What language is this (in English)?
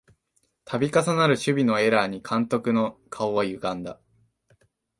Japanese